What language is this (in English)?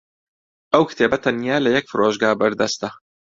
Central Kurdish